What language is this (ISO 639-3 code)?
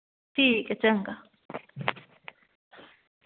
doi